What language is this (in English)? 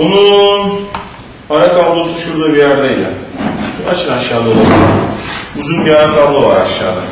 Turkish